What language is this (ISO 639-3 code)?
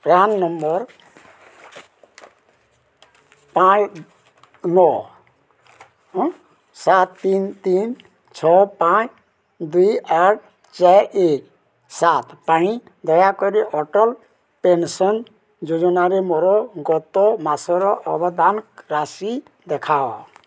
ori